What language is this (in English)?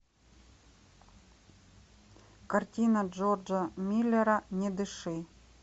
Russian